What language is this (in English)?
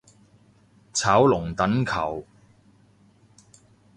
Cantonese